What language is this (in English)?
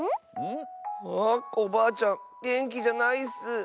Japanese